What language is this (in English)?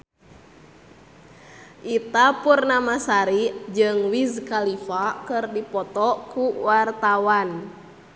Sundanese